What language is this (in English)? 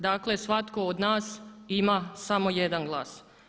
Croatian